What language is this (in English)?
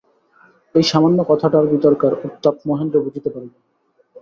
Bangla